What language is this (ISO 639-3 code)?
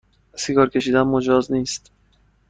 fas